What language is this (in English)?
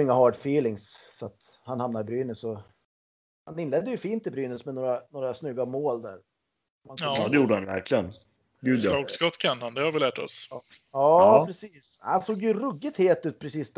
Swedish